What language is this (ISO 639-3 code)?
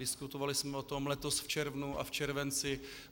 ces